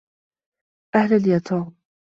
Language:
Arabic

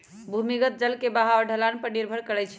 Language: Magahi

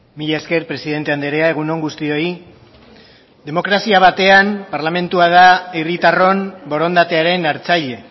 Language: Basque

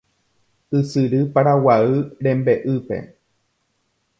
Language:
Guarani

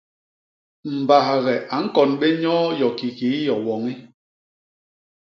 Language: Basaa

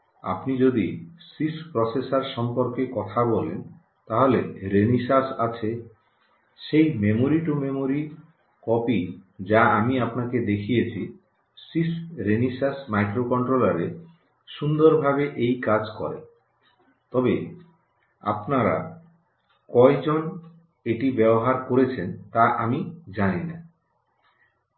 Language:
Bangla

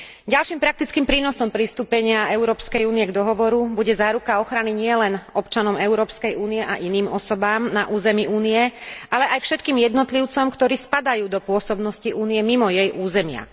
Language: Slovak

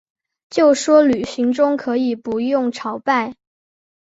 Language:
Chinese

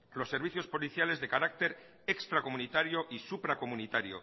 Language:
Spanish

